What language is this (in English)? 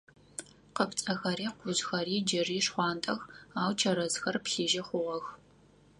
Adyghe